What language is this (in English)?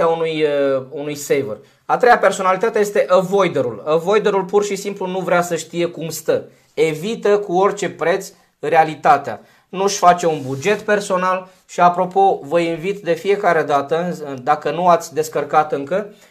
Romanian